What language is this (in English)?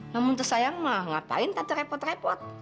Indonesian